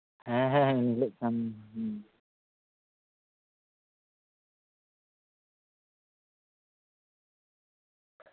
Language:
Santali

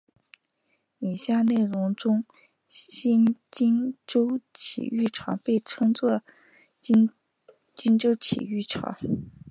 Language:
Chinese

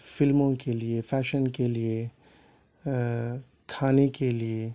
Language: Urdu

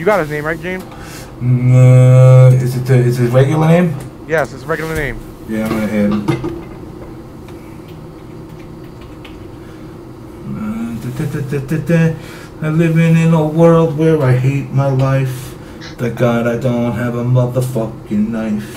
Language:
English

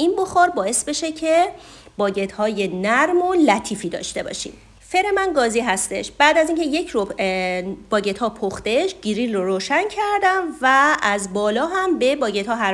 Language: Persian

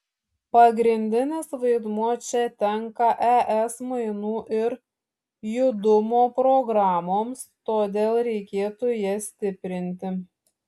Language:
Lithuanian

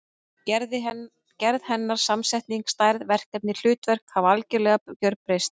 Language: Icelandic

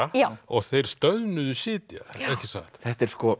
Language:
Icelandic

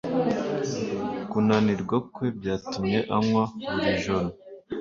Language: Kinyarwanda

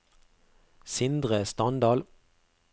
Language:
Norwegian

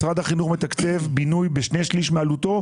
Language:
Hebrew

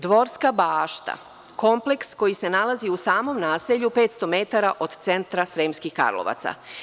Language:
Serbian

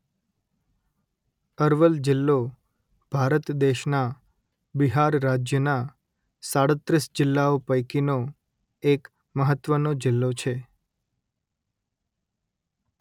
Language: Gujarati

